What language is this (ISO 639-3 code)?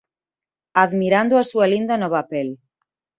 glg